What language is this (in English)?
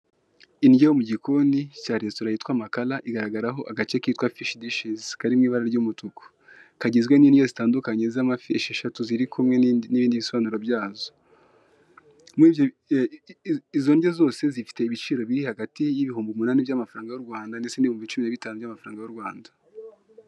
Kinyarwanda